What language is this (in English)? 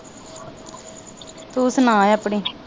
Punjabi